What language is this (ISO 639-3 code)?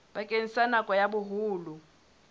sot